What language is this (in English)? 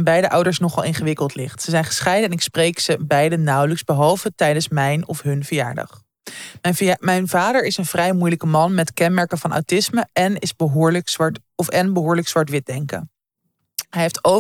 Dutch